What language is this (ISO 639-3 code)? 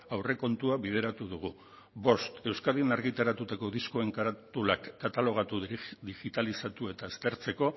eus